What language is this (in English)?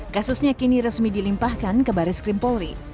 Indonesian